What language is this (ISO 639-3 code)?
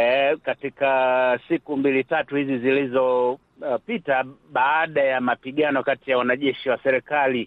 swa